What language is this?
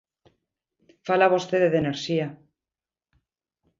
Galician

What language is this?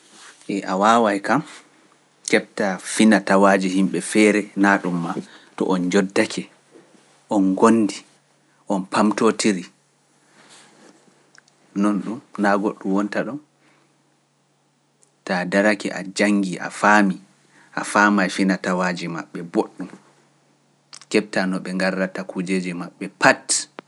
Pular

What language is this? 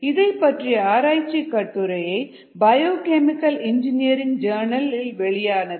Tamil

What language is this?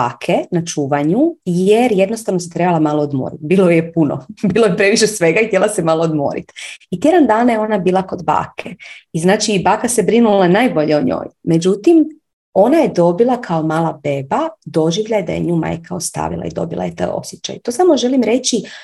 Croatian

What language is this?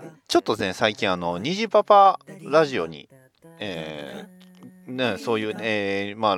Japanese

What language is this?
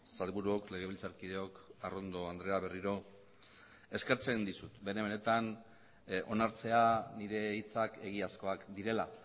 Basque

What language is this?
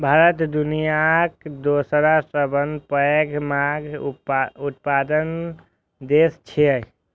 Maithili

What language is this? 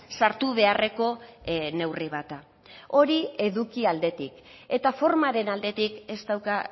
Basque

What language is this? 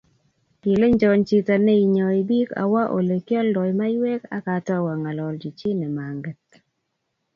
Kalenjin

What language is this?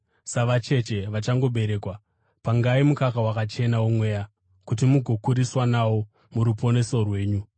Shona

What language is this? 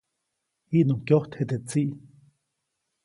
Copainalá Zoque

